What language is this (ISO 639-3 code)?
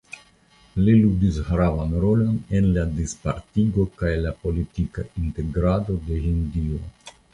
epo